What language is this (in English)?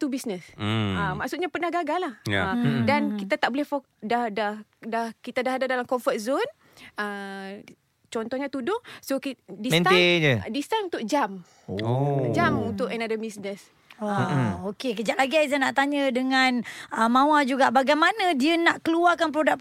Malay